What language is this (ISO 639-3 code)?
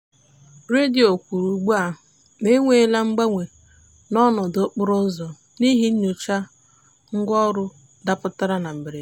ibo